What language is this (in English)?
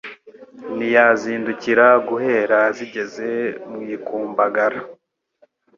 Kinyarwanda